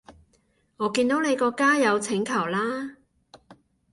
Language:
Cantonese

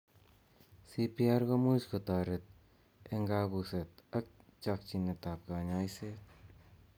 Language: Kalenjin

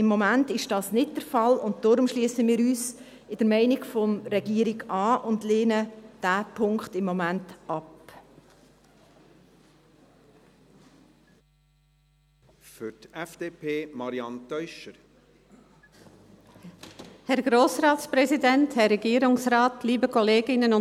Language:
Swiss German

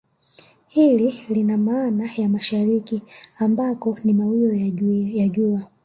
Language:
Swahili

